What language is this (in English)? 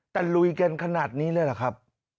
Thai